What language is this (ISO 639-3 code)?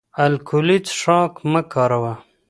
pus